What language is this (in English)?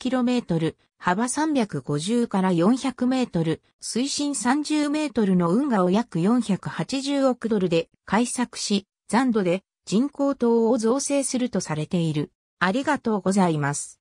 Japanese